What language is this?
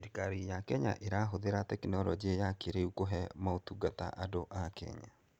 Kikuyu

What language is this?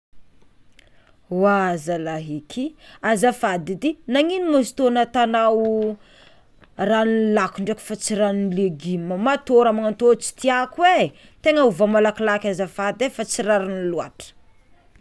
Tsimihety Malagasy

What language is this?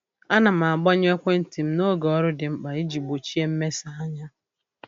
Igbo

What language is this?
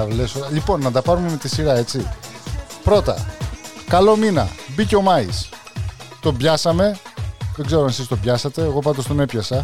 Greek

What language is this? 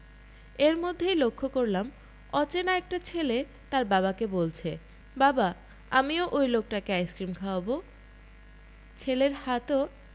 Bangla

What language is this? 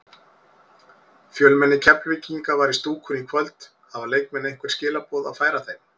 Icelandic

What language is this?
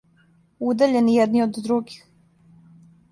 Serbian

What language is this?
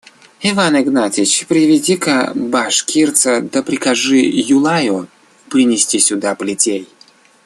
Russian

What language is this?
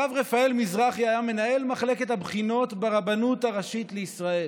Hebrew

